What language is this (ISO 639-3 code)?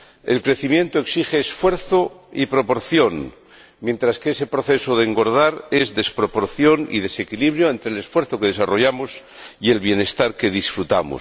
spa